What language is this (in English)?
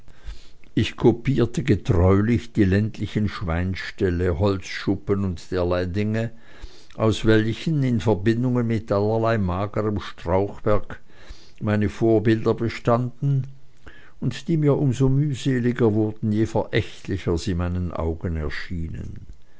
German